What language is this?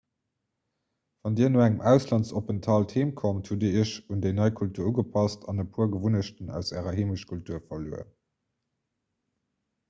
Luxembourgish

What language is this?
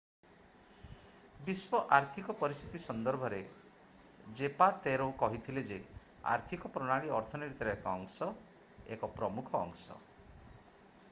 Odia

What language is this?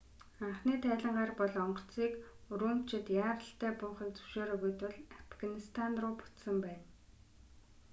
Mongolian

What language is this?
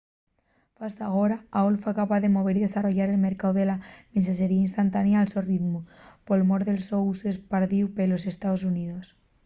Asturian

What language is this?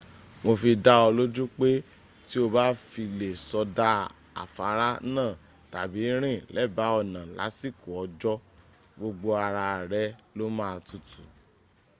Yoruba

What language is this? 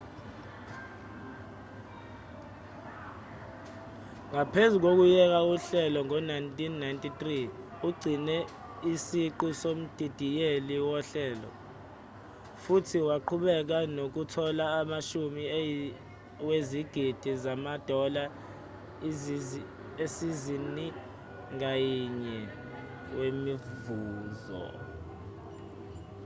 Zulu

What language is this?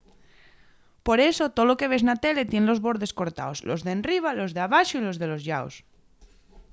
Asturian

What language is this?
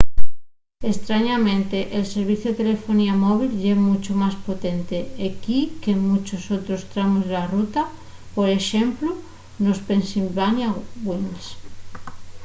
Asturian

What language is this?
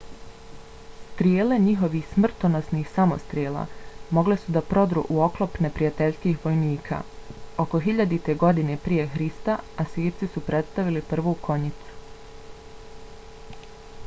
Bosnian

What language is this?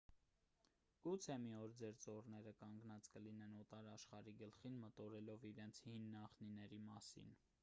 Armenian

